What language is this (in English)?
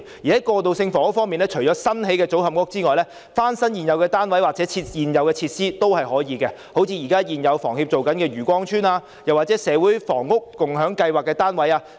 Cantonese